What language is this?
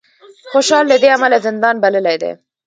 Pashto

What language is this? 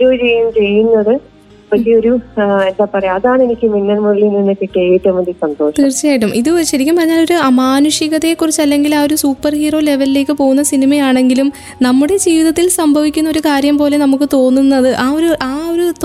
Malayalam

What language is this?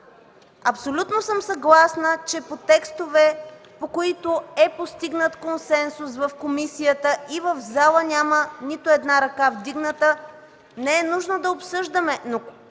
Bulgarian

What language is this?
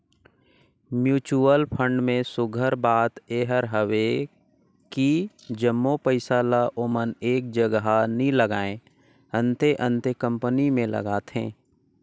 Chhattisgarhi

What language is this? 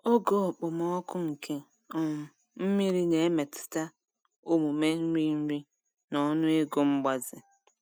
Igbo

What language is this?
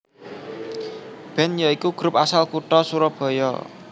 Javanese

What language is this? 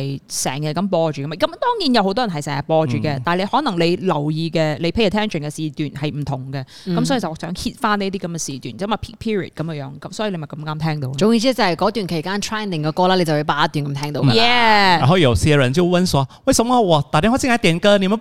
Chinese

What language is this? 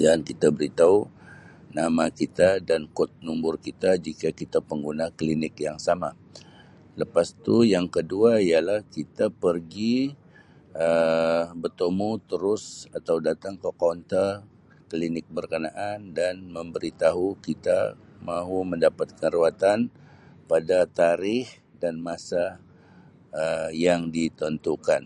Sabah Malay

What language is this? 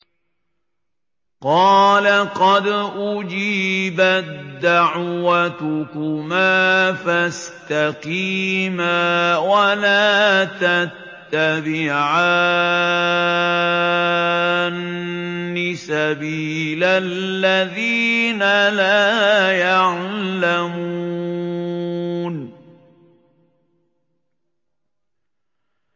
Arabic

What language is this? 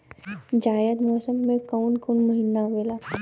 Bhojpuri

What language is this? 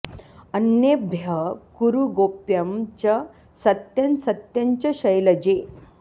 Sanskrit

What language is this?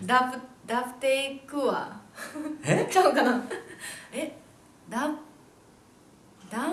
Japanese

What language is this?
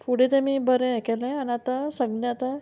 Konkani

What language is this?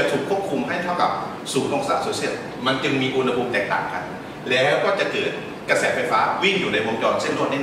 Thai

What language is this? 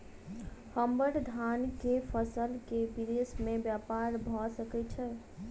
Maithili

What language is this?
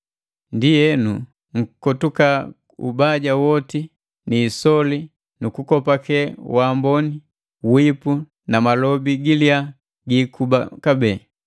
Matengo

